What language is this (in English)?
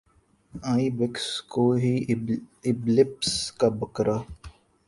Urdu